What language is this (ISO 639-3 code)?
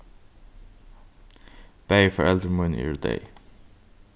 fao